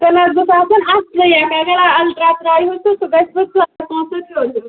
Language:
Kashmiri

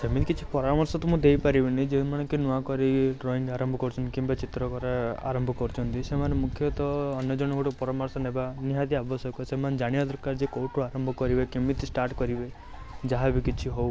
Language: Odia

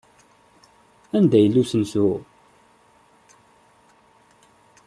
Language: Kabyle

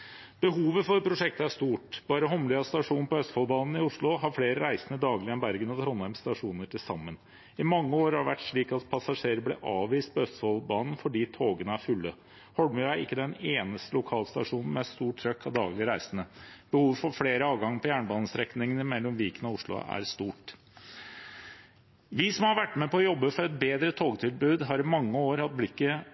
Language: Norwegian Bokmål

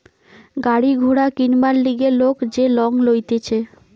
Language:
Bangla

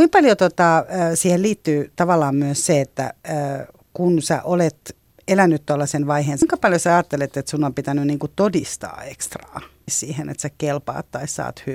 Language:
Finnish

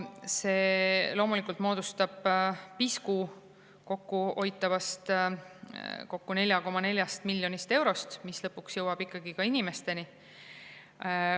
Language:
Estonian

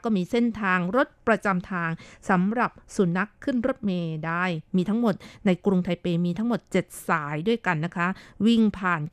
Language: Thai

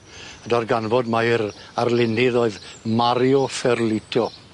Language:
Welsh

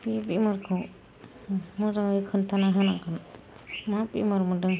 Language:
Bodo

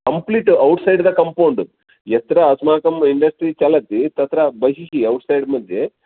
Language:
Sanskrit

